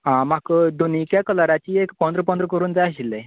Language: Konkani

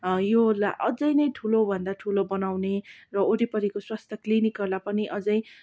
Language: Nepali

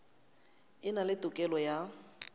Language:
Northern Sotho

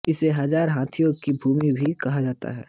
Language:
Hindi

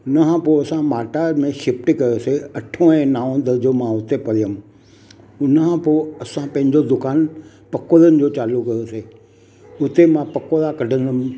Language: Sindhi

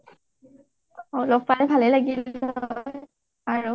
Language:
Assamese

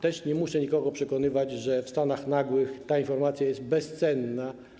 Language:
Polish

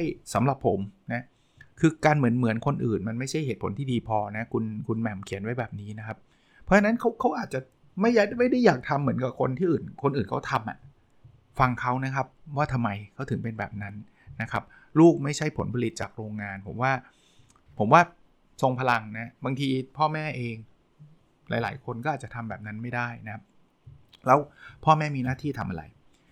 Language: Thai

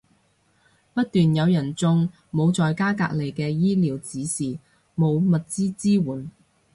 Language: Cantonese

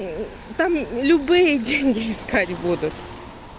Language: Russian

